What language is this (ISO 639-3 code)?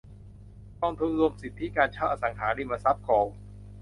tha